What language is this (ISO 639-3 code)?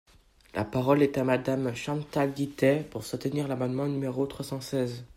fra